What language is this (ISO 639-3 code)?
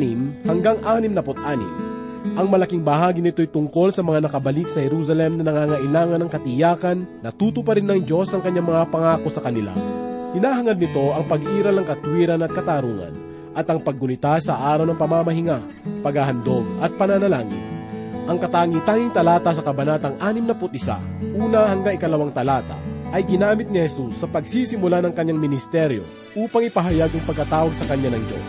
fil